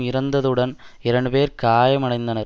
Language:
Tamil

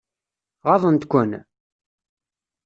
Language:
Kabyle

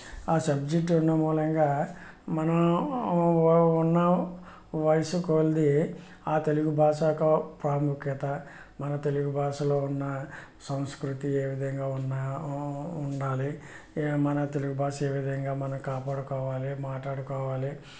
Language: Telugu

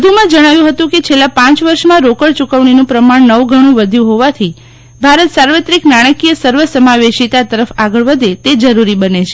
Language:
Gujarati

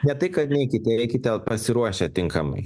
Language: Lithuanian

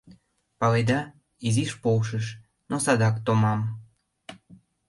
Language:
Mari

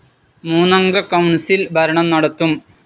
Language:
Malayalam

